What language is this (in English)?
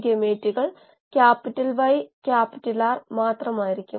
Malayalam